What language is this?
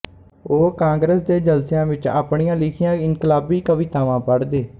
Punjabi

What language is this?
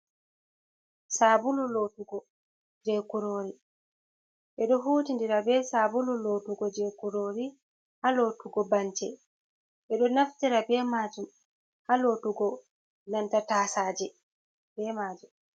Fula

